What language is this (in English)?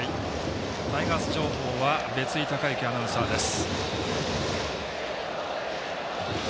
Japanese